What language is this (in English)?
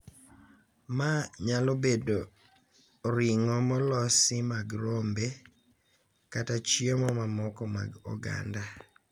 Luo (Kenya and Tanzania)